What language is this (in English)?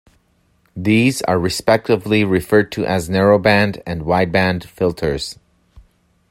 English